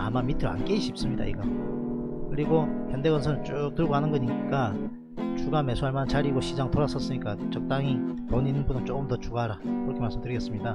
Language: Korean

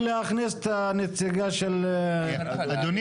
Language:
Hebrew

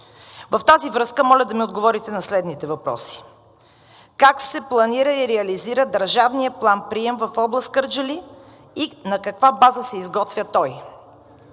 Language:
Bulgarian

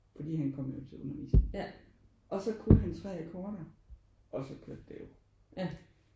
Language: Danish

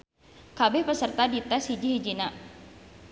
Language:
Sundanese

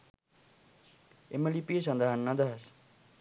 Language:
Sinhala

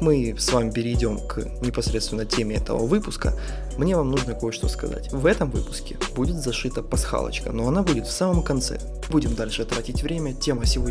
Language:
Russian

